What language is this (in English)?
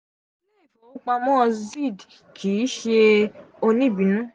Yoruba